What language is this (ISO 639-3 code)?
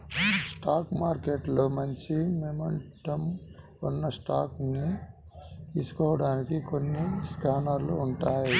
tel